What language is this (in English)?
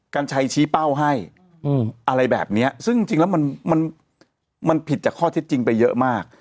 Thai